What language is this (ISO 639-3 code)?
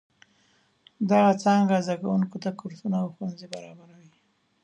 pus